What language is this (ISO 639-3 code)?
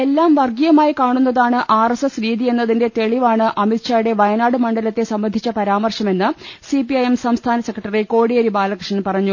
mal